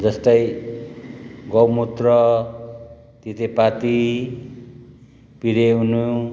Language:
Nepali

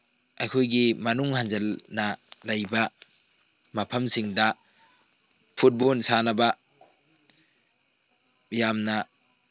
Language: Manipuri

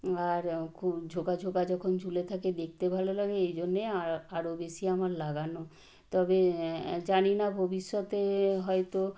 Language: Bangla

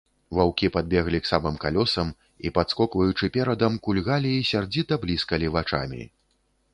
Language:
Belarusian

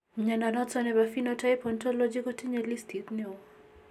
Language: Kalenjin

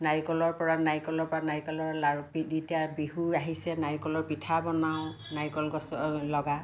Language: Assamese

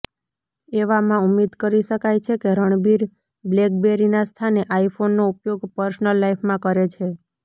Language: Gujarati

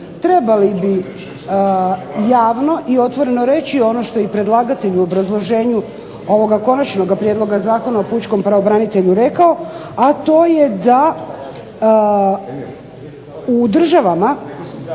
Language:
Croatian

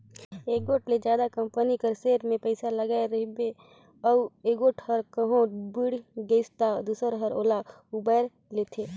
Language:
Chhattisgarhi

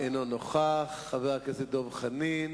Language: Hebrew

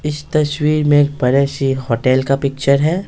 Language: Hindi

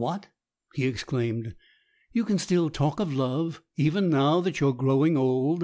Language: English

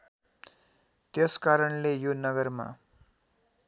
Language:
Nepali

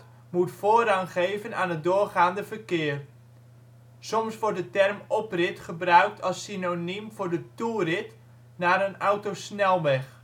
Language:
Dutch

